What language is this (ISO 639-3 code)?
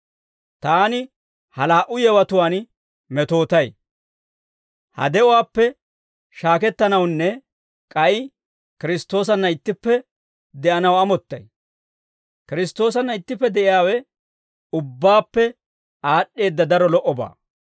dwr